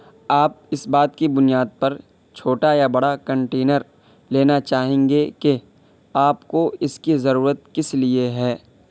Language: Urdu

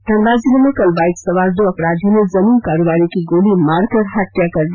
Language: Hindi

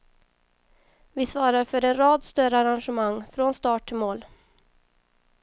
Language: Swedish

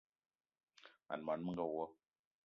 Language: Eton (Cameroon)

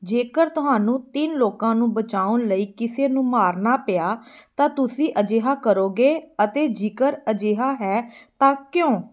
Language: Punjabi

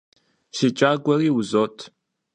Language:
Kabardian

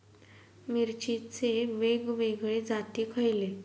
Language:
Marathi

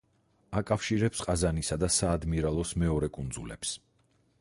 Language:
Georgian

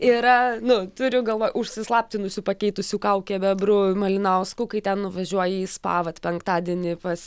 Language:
Lithuanian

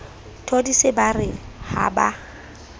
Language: Southern Sotho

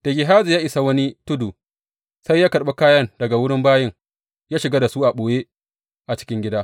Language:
Hausa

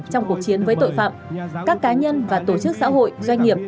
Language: Vietnamese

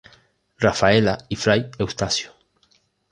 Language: Spanish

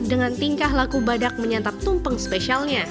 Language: Indonesian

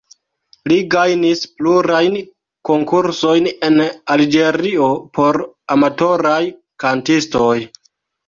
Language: Esperanto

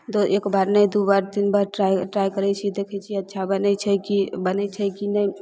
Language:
Maithili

